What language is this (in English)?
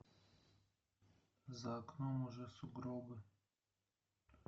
Russian